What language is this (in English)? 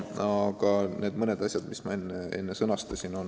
Estonian